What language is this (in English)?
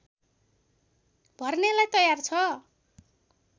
Nepali